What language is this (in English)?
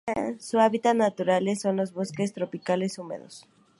Spanish